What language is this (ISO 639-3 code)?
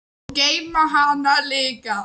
isl